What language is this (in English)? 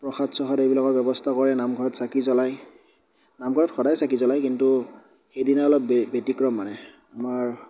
Assamese